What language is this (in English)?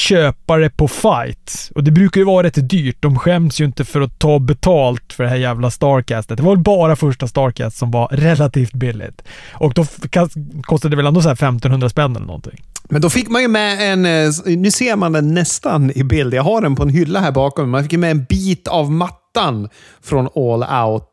Swedish